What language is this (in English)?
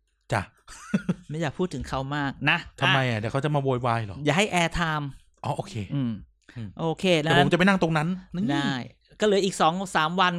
Thai